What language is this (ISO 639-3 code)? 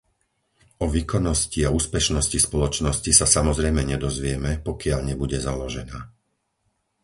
slk